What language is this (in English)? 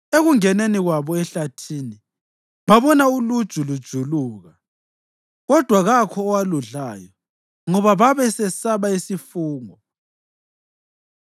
North Ndebele